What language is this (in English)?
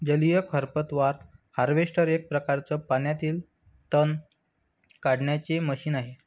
Marathi